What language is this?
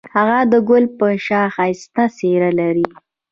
Pashto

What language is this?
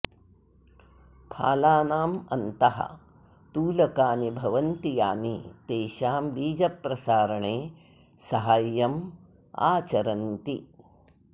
Sanskrit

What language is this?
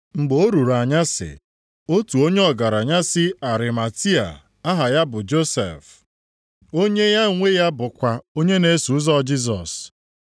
Igbo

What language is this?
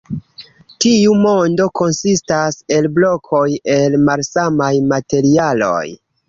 Esperanto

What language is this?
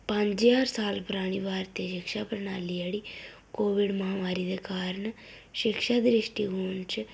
Dogri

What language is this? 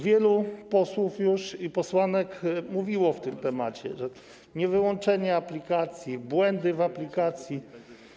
Polish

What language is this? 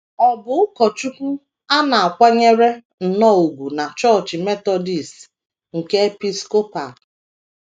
Igbo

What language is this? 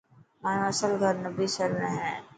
Dhatki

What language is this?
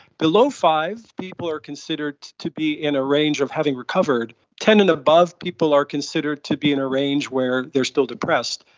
English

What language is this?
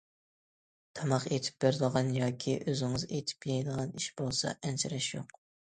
Uyghur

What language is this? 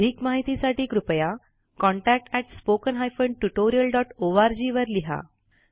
Marathi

